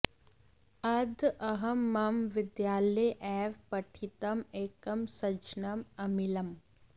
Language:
Sanskrit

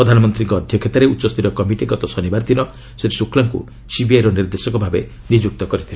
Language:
Odia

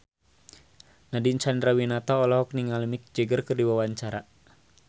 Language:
Sundanese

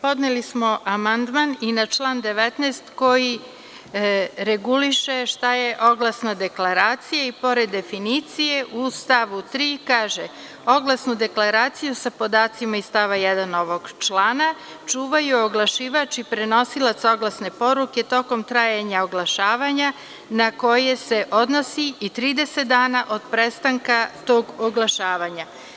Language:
Serbian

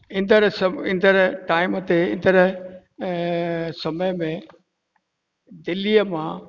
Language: Sindhi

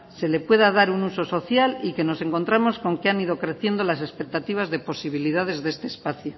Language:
Spanish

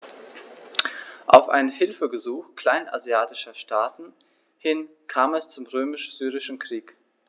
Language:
German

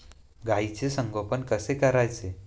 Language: Marathi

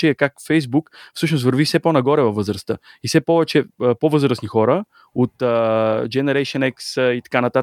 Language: Bulgarian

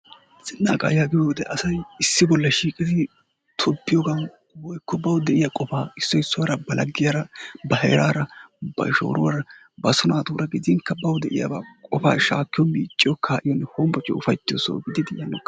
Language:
Wolaytta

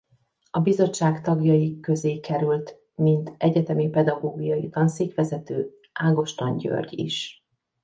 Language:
Hungarian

